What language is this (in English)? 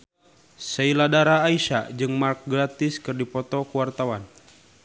Sundanese